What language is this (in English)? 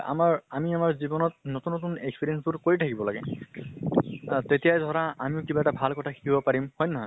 Assamese